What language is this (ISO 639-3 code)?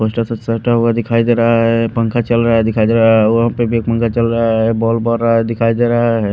hin